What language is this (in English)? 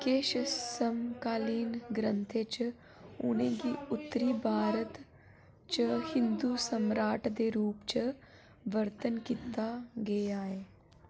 Dogri